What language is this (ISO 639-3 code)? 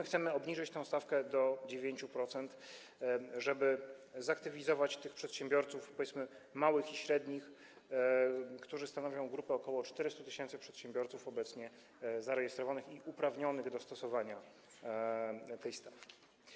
pol